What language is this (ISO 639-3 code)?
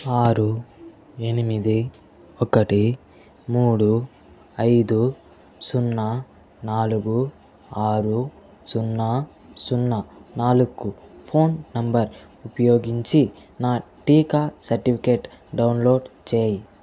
tel